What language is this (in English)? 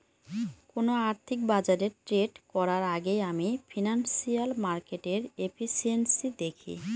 Bangla